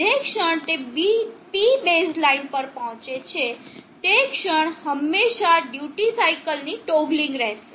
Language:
Gujarati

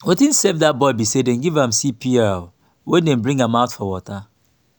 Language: Nigerian Pidgin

